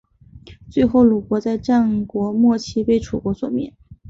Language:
Chinese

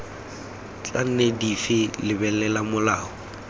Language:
Tswana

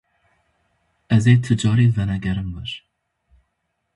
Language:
Kurdish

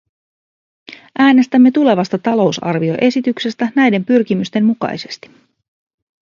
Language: Finnish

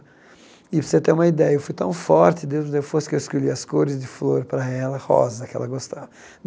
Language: Portuguese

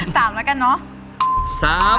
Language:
Thai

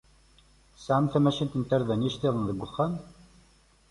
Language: Kabyle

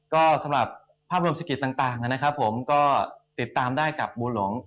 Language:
Thai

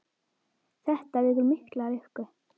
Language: Icelandic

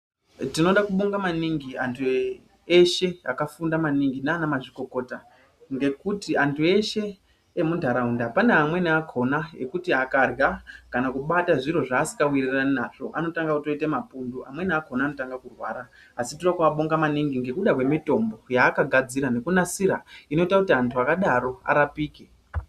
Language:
Ndau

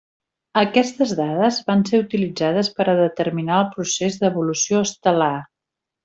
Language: Catalan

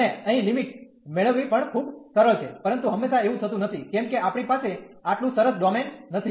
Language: Gujarati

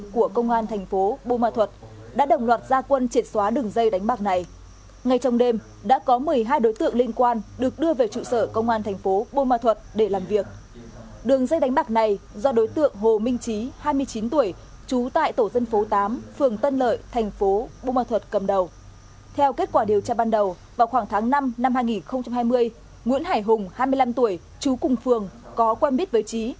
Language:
Vietnamese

